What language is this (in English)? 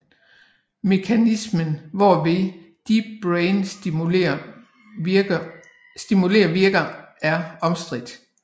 Danish